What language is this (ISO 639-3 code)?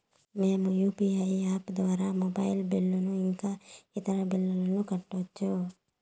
tel